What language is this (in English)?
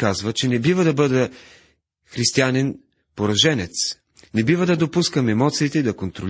Bulgarian